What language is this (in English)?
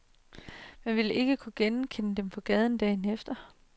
Danish